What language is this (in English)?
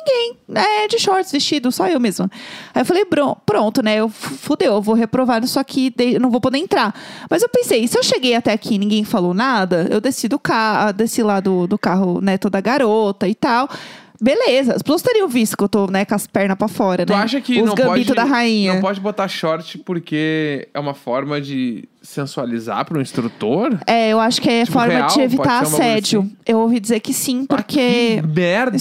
Portuguese